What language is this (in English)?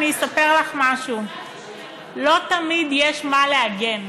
Hebrew